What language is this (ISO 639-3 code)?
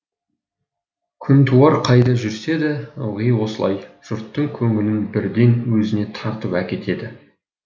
kaz